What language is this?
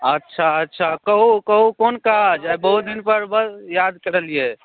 Maithili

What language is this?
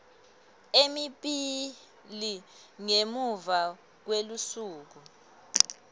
Swati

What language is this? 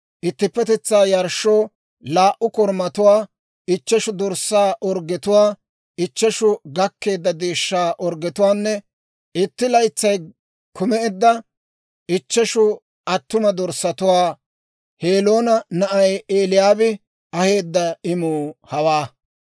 Dawro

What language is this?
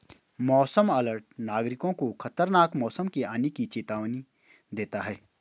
Hindi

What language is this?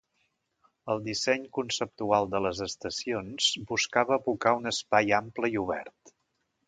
Catalan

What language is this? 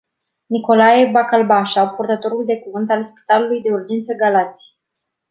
Romanian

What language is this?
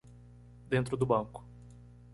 Portuguese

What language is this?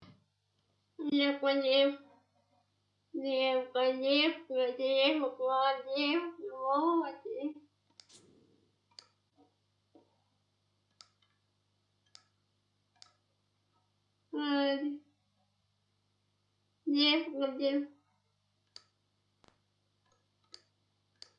Russian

